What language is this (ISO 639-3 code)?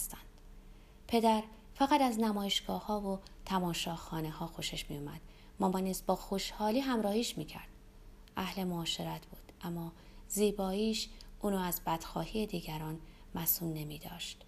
fas